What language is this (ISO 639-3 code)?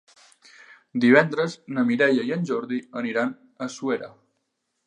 cat